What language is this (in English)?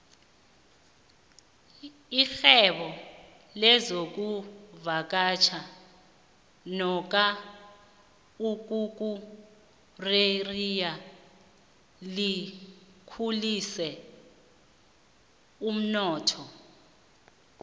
South Ndebele